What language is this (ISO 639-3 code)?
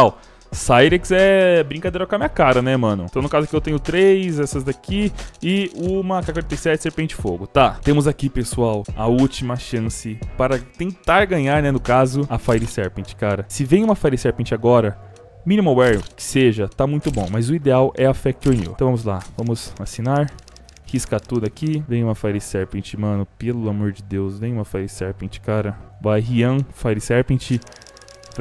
por